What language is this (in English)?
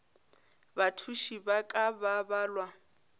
Northern Sotho